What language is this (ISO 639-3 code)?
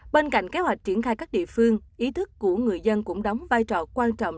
vie